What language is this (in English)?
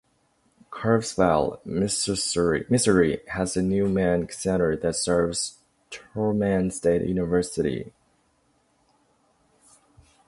English